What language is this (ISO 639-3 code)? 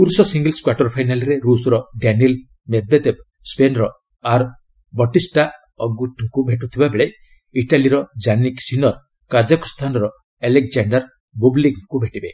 ori